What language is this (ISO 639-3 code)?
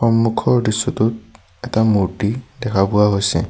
asm